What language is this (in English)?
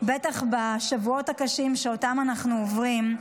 Hebrew